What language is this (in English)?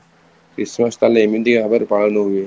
Odia